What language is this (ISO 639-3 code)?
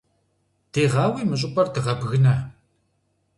kbd